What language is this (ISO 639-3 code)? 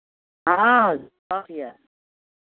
mai